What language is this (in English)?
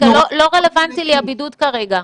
Hebrew